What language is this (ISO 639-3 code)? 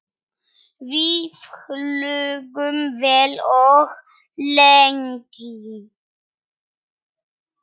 isl